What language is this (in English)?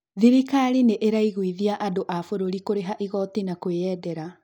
Kikuyu